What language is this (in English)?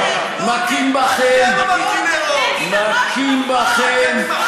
Hebrew